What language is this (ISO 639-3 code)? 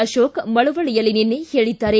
kan